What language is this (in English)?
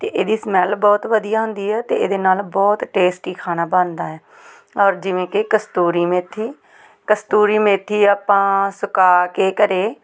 Punjabi